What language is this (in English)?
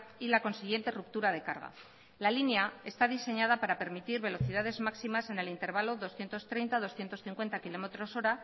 Spanish